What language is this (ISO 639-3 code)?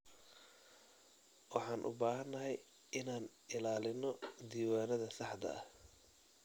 som